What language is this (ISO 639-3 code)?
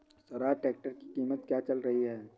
hin